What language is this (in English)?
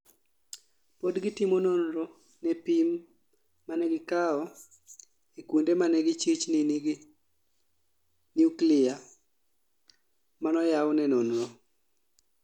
Luo (Kenya and Tanzania)